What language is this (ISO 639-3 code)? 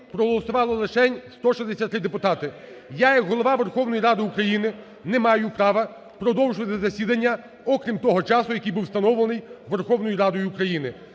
ukr